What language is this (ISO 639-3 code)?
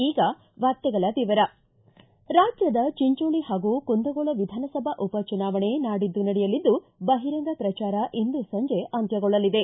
kan